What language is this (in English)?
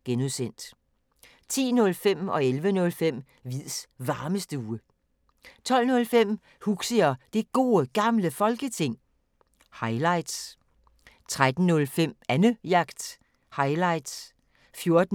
Danish